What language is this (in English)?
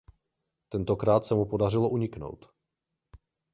Czech